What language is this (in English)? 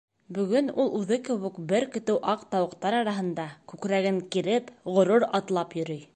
Bashkir